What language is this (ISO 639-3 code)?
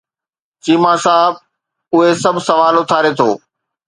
snd